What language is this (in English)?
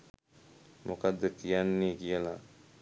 Sinhala